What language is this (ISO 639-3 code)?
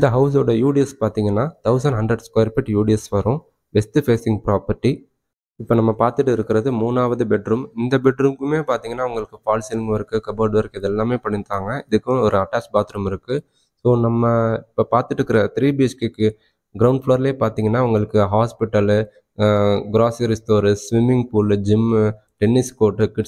tam